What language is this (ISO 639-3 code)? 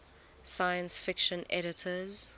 eng